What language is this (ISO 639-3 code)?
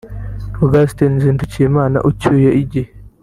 kin